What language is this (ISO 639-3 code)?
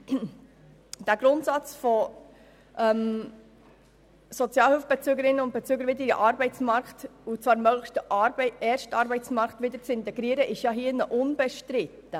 gsw